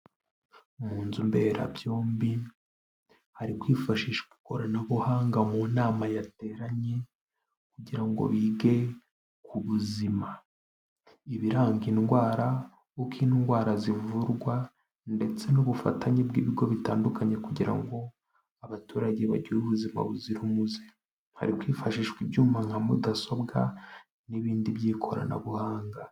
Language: Kinyarwanda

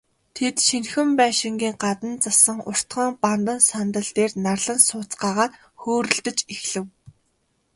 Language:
Mongolian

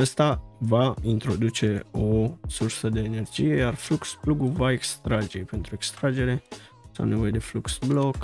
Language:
Romanian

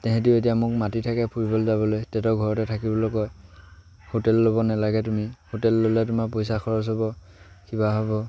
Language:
Assamese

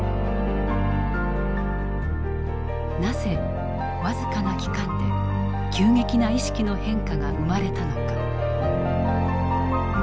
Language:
Japanese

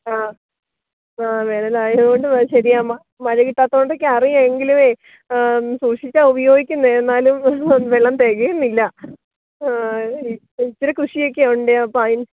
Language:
Malayalam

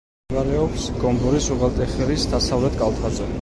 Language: Georgian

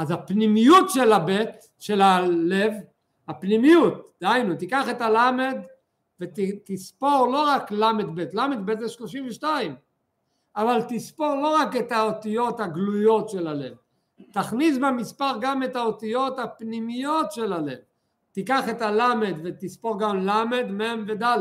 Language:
Hebrew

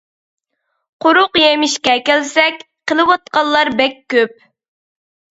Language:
Uyghur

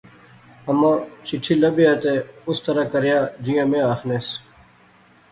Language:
Pahari-Potwari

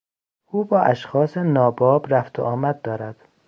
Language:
Persian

